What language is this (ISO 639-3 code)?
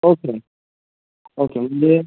mar